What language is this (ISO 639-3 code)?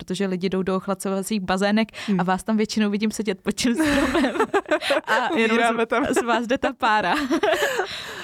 ces